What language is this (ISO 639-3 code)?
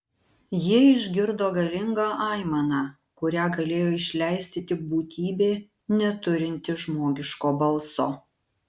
lit